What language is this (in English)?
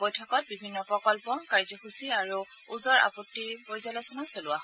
Assamese